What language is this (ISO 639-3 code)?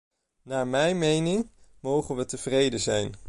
nld